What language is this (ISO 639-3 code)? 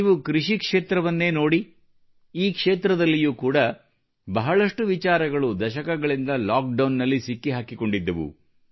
kan